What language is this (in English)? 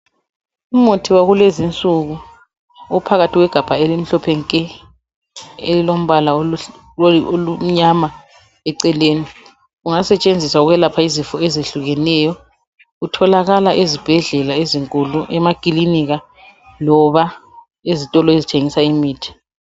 North Ndebele